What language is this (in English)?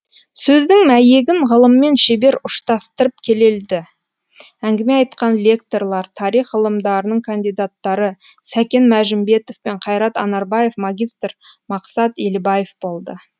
Kazakh